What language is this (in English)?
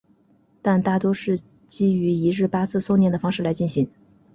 Chinese